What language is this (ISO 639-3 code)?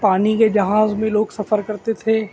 urd